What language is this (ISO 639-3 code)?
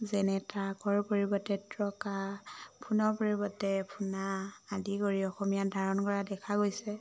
asm